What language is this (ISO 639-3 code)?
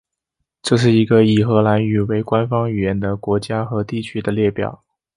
zho